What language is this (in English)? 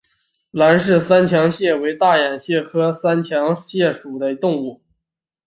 Chinese